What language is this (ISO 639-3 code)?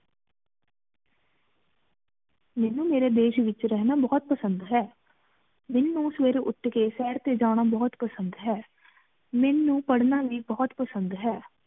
pan